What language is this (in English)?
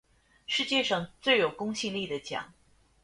Chinese